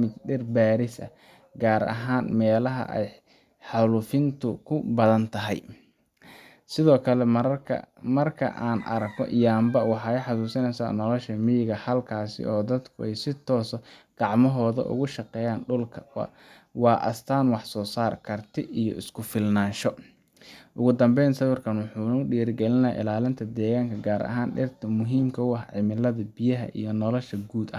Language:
Somali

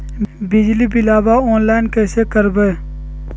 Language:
Magahi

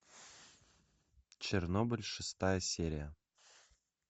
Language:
Russian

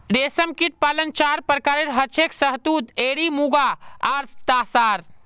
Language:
Magahi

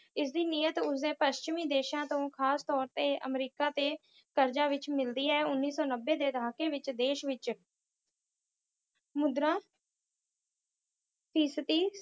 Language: Punjabi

